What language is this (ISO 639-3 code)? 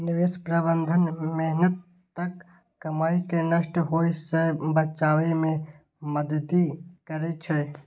mai